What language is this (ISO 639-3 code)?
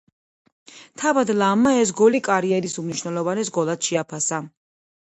kat